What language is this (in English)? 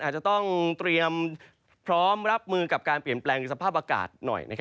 Thai